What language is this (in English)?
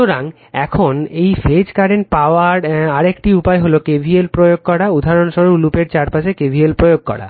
Bangla